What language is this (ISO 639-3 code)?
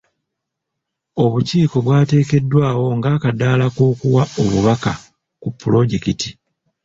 lug